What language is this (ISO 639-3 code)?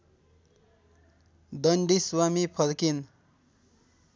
nep